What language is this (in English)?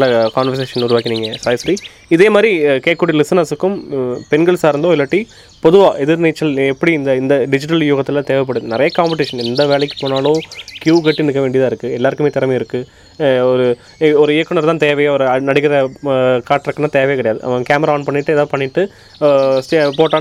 Tamil